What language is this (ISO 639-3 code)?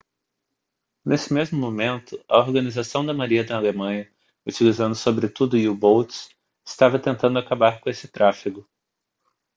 por